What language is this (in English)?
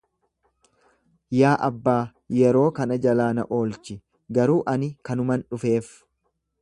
Oromo